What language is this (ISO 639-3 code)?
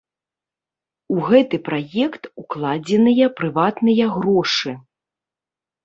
bel